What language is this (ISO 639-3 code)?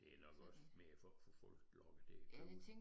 dan